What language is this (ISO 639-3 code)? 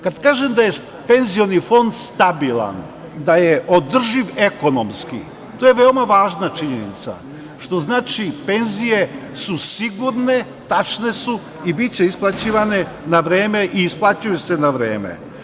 srp